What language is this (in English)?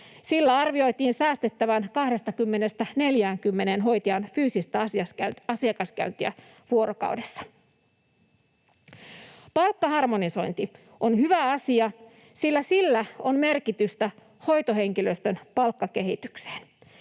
Finnish